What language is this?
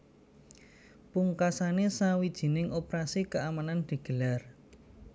Javanese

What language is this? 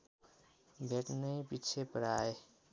Nepali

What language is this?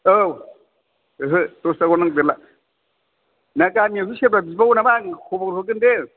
Bodo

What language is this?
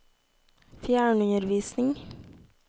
Norwegian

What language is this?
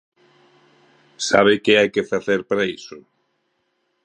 Galician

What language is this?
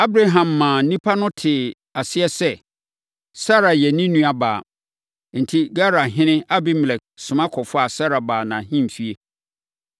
Akan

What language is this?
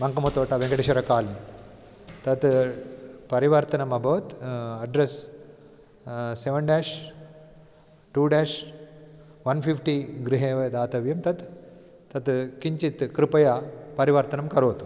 Sanskrit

